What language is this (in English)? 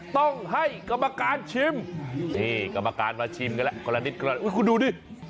Thai